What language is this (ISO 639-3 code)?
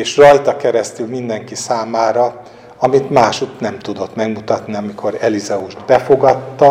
hun